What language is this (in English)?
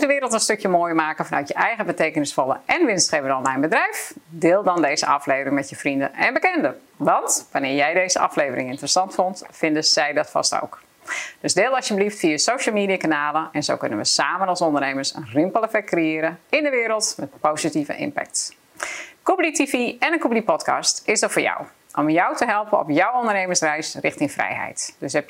Dutch